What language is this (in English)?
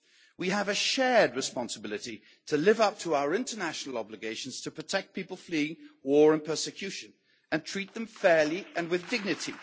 English